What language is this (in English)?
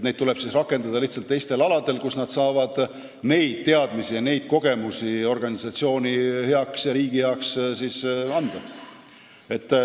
Estonian